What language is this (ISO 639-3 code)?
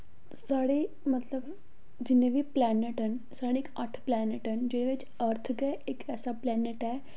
doi